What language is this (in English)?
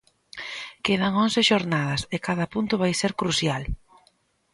Galician